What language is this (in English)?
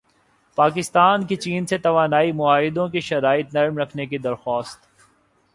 Urdu